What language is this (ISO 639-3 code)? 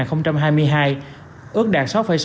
vie